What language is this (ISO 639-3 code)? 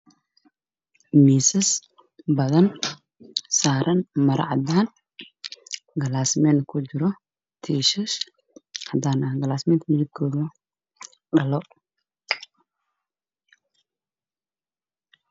som